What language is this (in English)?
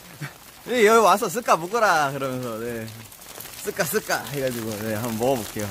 Korean